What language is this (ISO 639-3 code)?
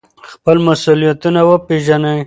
pus